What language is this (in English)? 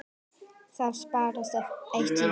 Icelandic